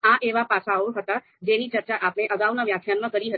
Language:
Gujarati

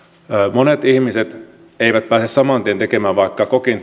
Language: Finnish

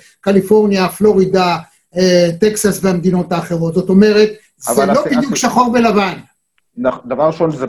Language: Hebrew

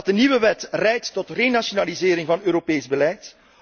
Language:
Dutch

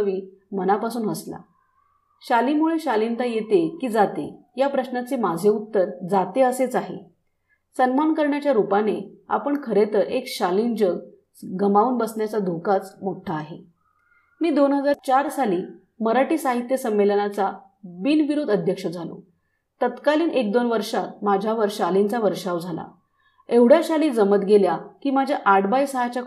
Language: Marathi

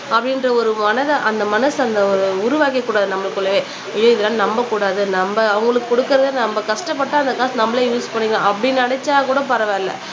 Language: Tamil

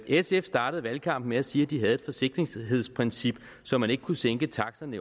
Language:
Danish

